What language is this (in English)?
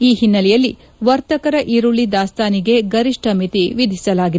Kannada